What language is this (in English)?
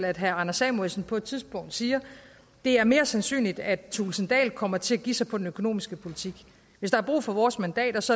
Danish